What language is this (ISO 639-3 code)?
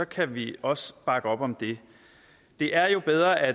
dan